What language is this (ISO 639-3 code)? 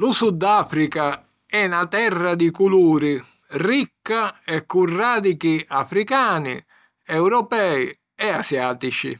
scn